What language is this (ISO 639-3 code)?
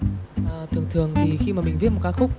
vie